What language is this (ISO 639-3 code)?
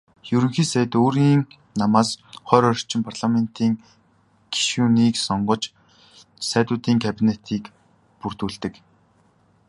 mon